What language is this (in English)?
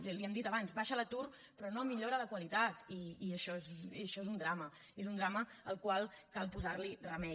Catalan